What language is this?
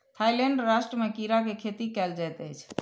Maithili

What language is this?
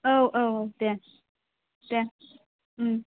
Bodo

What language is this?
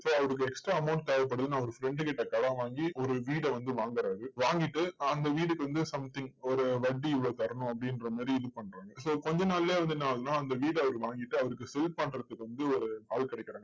Tamil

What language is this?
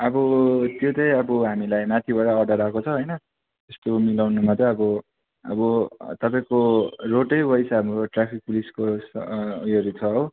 Nepali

